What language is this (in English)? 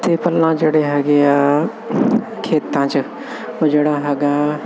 Punjabi